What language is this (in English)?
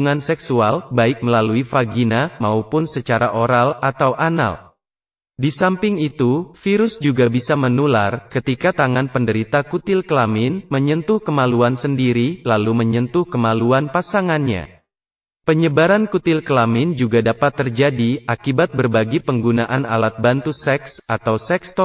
Indonesian